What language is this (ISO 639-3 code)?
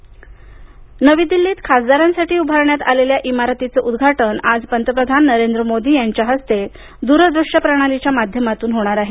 mar